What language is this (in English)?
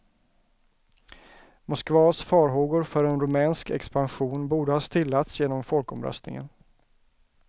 Swedish